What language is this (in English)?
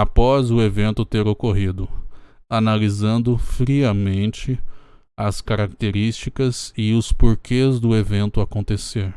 Portuguese